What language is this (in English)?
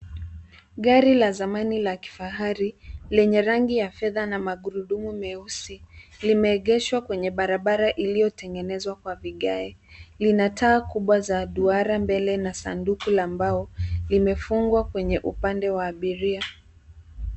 Swahili